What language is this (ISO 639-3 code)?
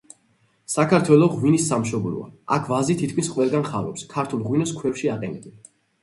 kat